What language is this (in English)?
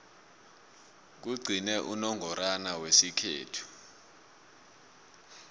South Ndebele